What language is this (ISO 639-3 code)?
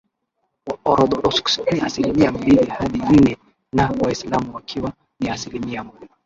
swa